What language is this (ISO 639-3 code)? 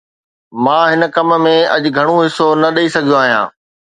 snd